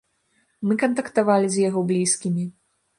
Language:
Belarusian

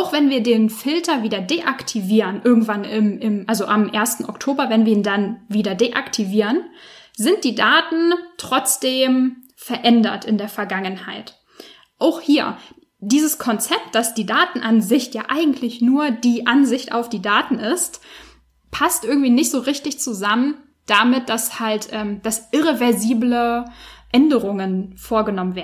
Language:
German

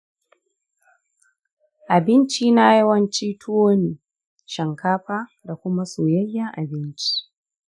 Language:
Hausa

